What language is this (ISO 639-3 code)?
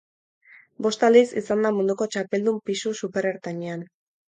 eus